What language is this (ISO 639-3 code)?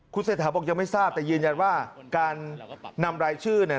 tha